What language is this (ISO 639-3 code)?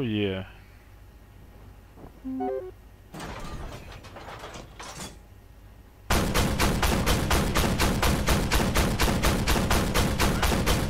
rus